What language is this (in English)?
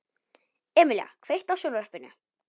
Icelandic